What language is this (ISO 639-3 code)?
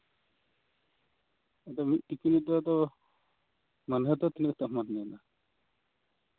sat